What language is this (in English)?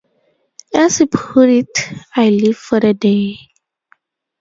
English